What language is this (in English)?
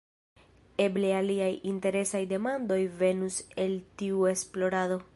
Esperanto